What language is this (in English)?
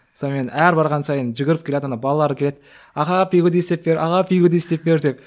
Kazakh